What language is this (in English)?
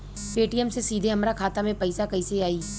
Bhojpuri